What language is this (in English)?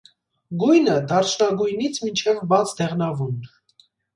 Armenian